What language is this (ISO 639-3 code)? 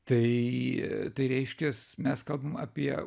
lit